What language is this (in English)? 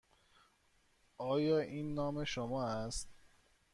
Persian